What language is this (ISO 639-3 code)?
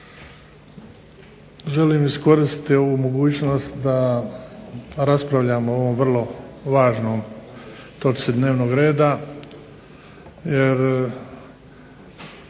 hrv